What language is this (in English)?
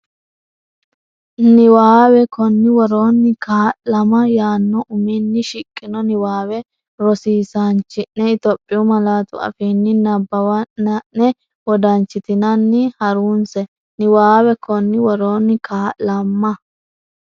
Sidamo